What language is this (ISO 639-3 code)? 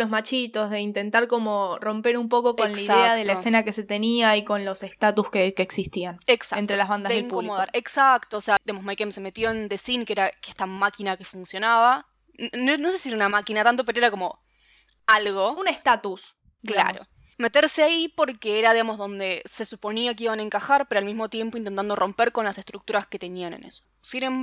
spa